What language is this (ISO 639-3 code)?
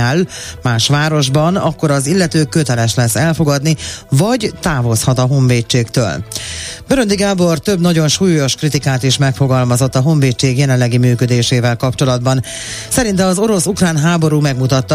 hun